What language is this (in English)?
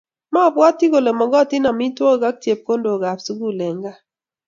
Kalenjin